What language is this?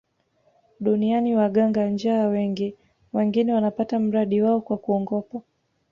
Swahili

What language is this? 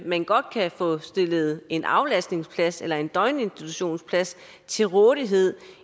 Danish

